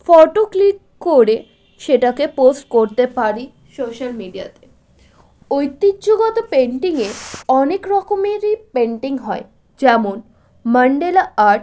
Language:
Bangla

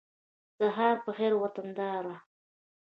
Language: Pashto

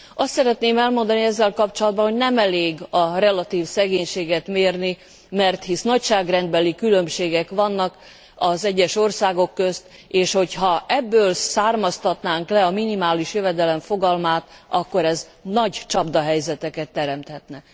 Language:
Hungarian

